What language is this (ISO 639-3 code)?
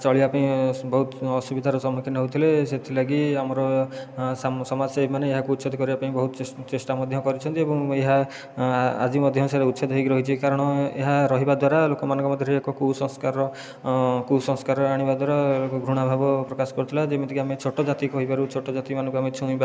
ori